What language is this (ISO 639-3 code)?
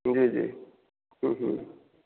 mai